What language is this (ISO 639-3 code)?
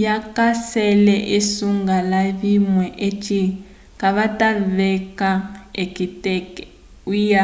umb